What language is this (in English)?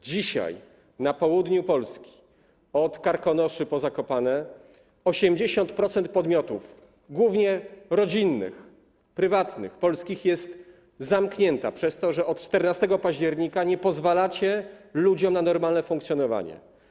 Polish